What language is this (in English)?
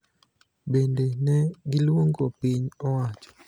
Luo (Kenya and Tanzania)